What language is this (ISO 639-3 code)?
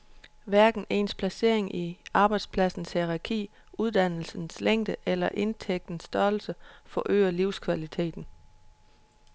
dan